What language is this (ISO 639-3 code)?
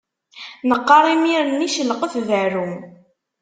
kab